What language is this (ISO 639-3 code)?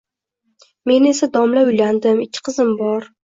uzb